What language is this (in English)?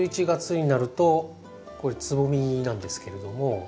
Japanese